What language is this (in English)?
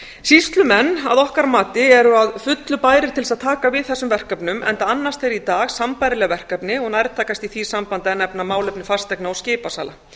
Icelandic